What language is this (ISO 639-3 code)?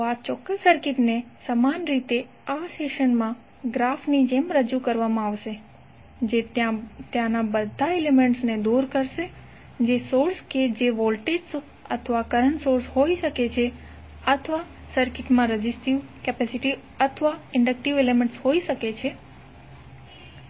guj